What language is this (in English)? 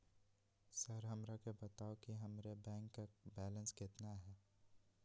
Magahi